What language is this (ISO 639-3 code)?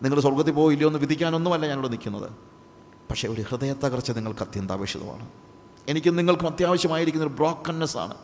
mal